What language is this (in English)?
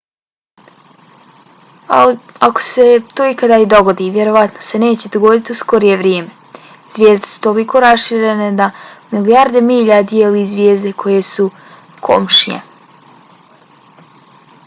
Bosnian